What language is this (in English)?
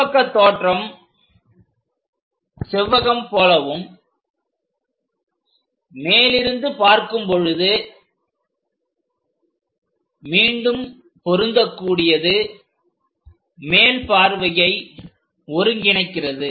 Tamil